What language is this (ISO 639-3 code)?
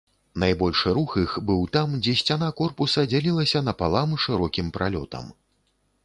bel